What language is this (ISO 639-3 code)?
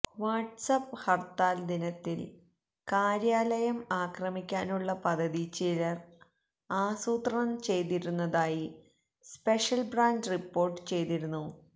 mal